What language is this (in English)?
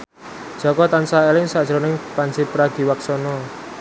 Javanese